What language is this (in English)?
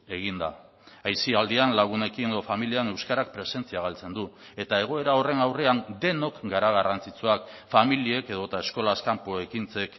Basque